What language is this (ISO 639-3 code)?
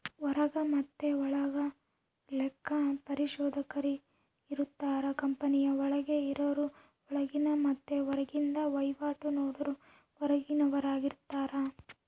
kan